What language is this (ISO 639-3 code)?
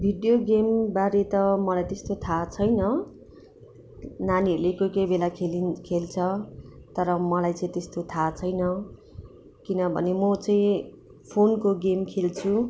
nep